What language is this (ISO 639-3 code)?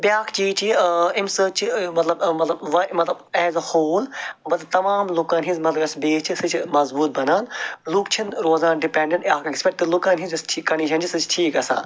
kas